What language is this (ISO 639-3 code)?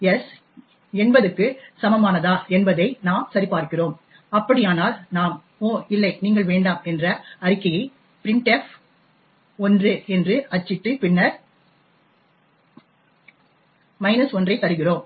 tam